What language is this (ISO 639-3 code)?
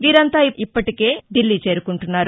tel